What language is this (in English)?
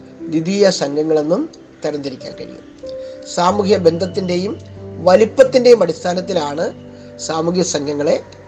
Malayalam